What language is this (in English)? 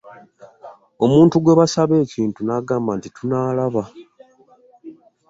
Ganda